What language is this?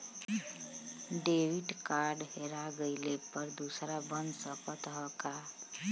Bhojpuri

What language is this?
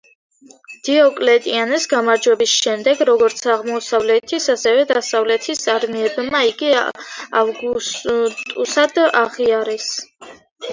Georgian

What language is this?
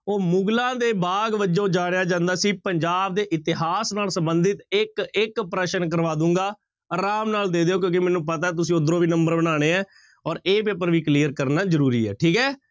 Punjabi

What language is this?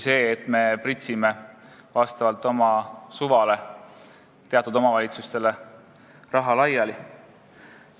Estonian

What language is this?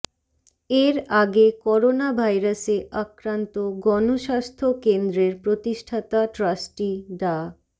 Bangla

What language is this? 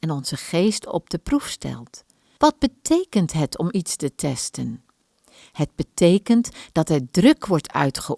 Dutch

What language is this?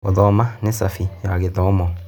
Kikuyu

